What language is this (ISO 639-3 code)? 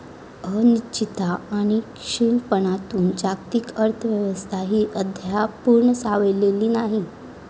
mar